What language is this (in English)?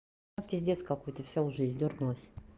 Russian